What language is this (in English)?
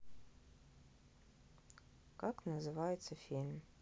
Russian